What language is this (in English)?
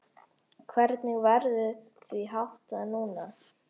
Icelandic